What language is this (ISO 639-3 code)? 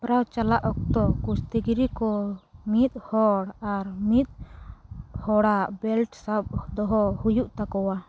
sat